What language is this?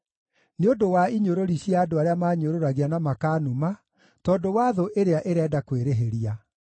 Kikuyu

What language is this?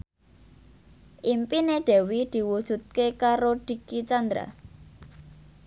Javanese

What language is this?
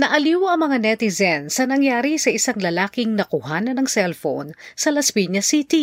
Filipino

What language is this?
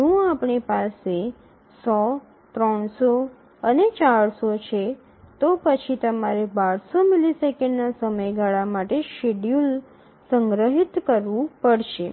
Gujarati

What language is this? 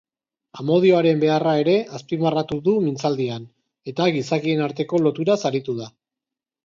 Basque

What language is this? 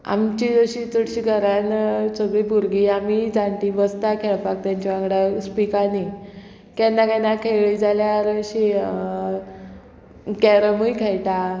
Konkani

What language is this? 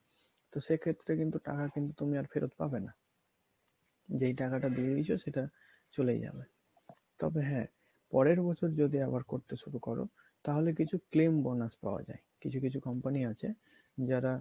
Bangla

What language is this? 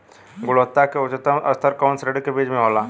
Bhojpuri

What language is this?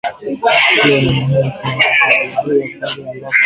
Swahili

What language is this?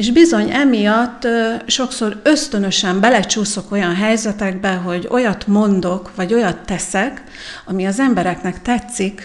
Hungarian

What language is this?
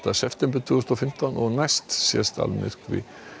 Icelandic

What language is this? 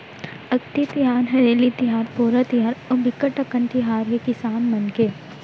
Chhattisgarhi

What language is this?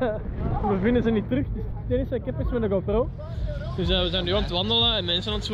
Dutch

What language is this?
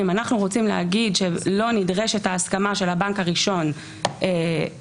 Hebrew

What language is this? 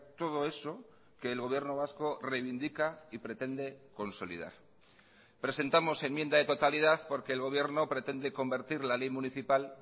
Spanish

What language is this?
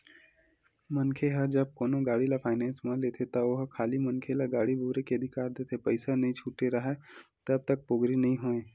Chhattisgarhi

